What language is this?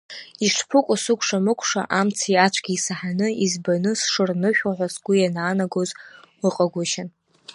Abkhazian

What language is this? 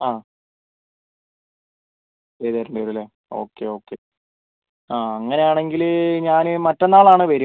Malayalam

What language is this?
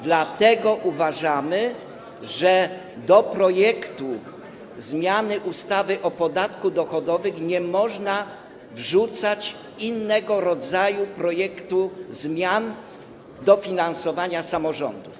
Polish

